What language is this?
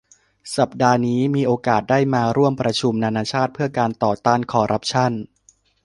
Thai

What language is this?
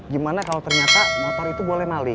Indonesian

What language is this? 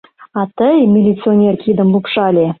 Mari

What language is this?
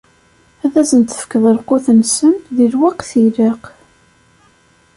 Kabyle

